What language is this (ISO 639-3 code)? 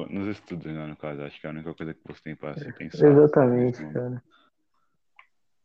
por